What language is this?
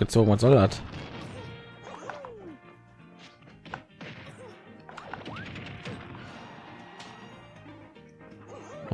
German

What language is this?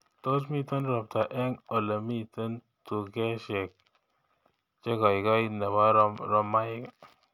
Kalenjin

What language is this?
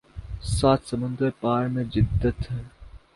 Urdu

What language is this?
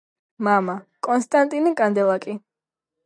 Georgian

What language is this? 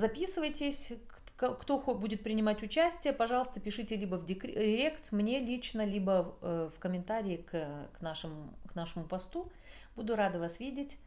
Russian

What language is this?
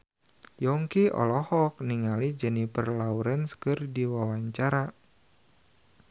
Sundanese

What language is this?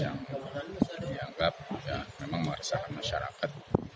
Indonesian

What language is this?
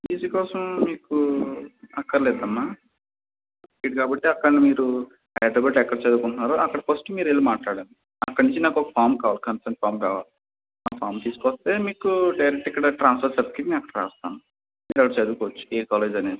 Telugu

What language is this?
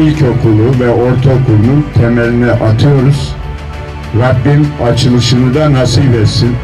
Turkish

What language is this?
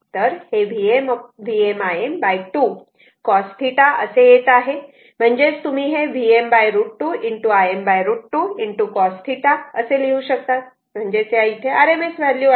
Marathi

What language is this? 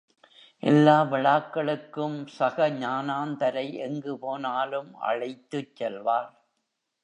Tamil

